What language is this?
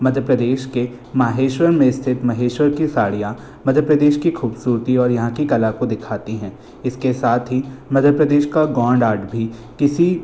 Hindi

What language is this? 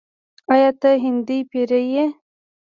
Pashto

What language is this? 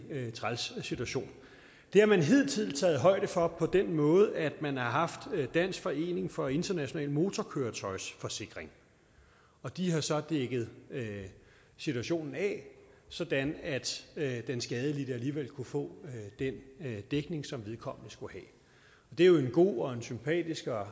Danish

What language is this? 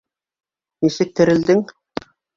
Bashkir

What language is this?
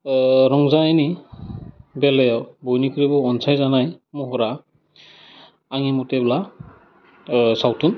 Bodo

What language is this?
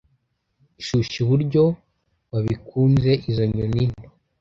Kinyarwanda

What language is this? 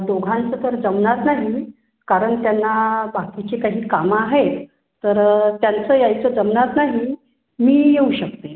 Marathi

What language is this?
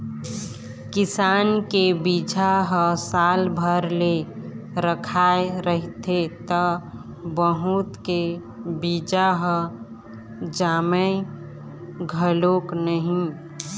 Chhattisgarhi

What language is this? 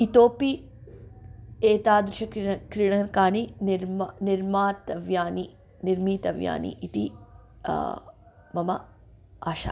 Sanskrit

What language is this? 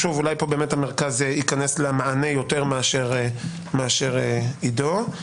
Hebrew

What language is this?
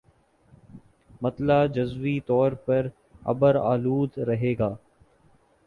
Urdu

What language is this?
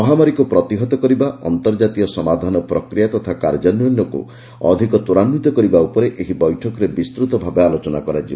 Odia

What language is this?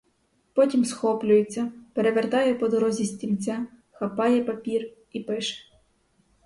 Ukrainian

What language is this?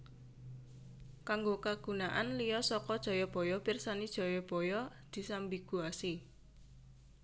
Javanese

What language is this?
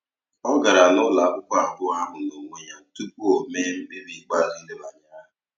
Igbo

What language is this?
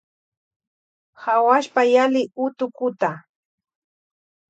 Loja Highland Quichua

